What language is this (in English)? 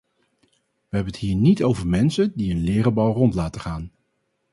Dutch